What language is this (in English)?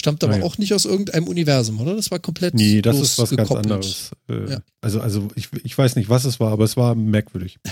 German